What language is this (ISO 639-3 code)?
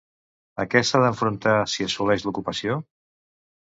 cat